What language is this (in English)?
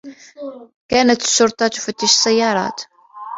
Arabic